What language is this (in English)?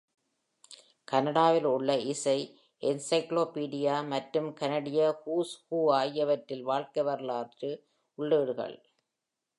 Tamil